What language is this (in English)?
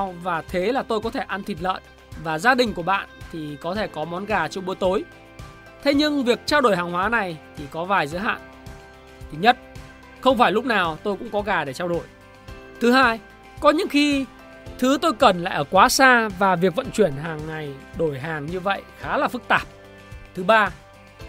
Vietnamese